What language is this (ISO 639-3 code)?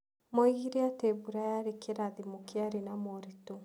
kik